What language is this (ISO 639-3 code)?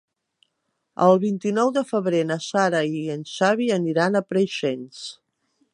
cat